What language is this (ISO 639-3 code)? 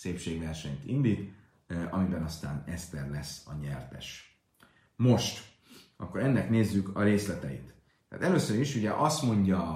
hun